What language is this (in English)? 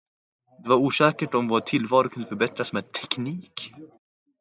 Swedish